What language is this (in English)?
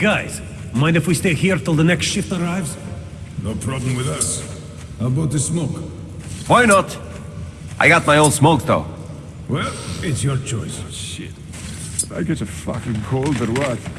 English